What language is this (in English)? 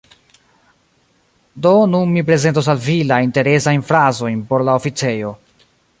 Esperanto